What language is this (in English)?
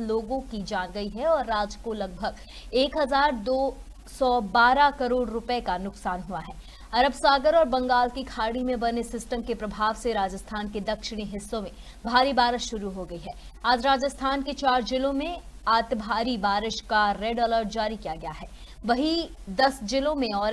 Hindi